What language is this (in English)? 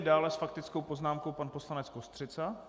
Czech